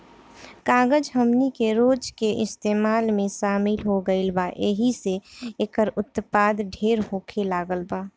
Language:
Bhojpuri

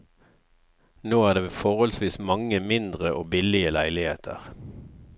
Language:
Norwegian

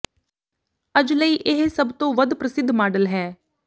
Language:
Punjabi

